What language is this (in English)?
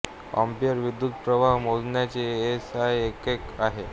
Marathi